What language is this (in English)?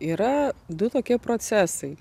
Lithuanian